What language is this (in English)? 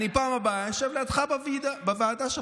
Hebrew